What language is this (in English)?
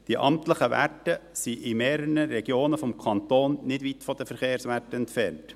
Swiss German